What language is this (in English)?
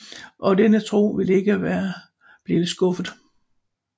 Danish